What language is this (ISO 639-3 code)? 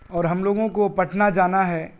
urd